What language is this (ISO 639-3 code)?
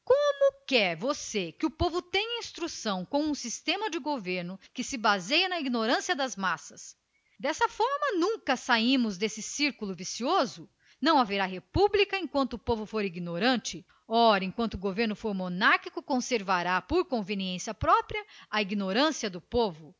por